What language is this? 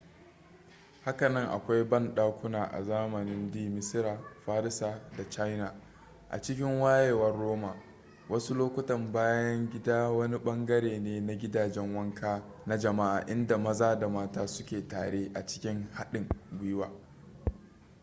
Hausa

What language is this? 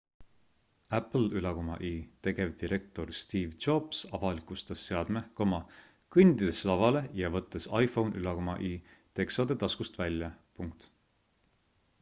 Estonian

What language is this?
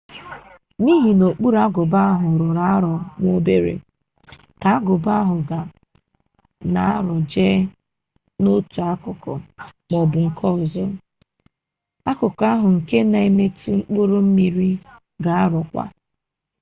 Igbo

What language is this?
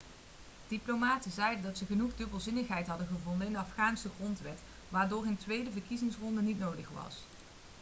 Dutch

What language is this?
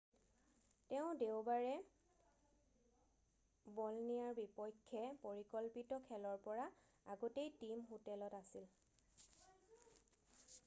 Assamese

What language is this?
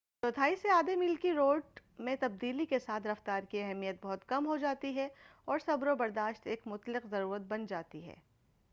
Urdu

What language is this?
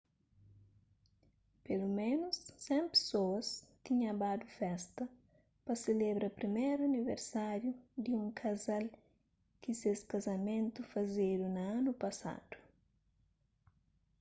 Kabuverdianu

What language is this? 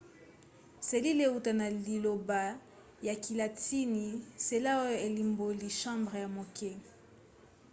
Lingala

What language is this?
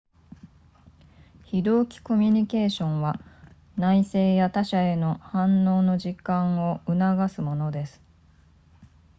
Japanese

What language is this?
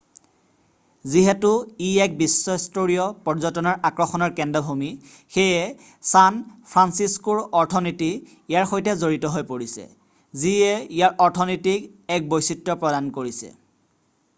Assamese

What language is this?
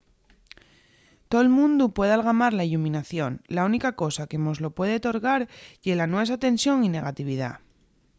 Asturian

